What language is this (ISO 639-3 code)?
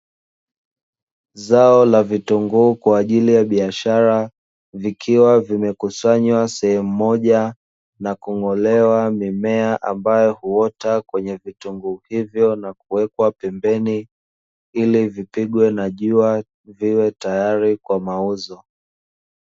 swa